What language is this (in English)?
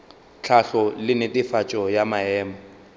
Northern Sotho